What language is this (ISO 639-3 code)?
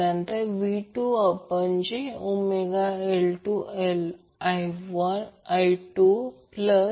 mar